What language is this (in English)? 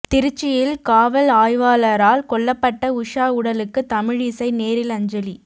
Tamil